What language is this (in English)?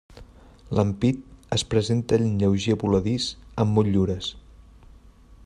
Catalan